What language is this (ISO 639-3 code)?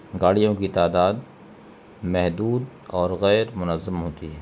urd